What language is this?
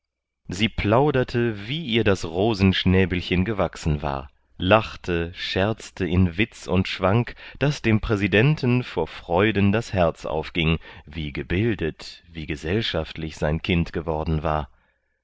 German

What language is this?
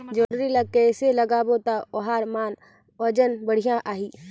Chhattisgarhi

